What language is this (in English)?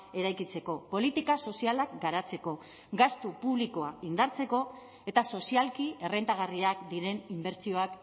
Basque